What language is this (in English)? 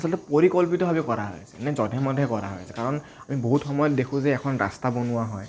Assamese